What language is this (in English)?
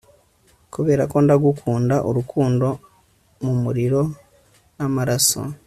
Kinyarwanda